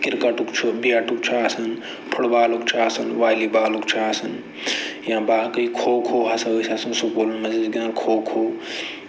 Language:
Kashmiri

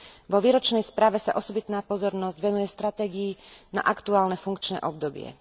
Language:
Slovak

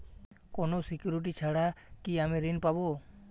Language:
Bangla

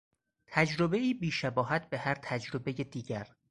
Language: Persian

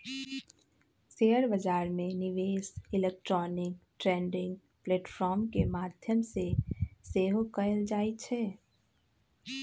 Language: Magahi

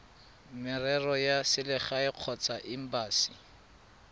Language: Tswana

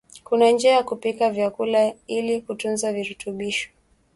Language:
Swahili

